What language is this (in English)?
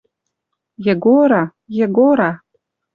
Western Mari